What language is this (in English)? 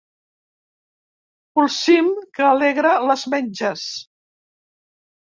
Catalan